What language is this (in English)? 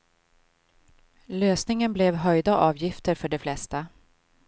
Swedish